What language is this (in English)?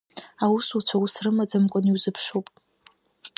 Abkhazian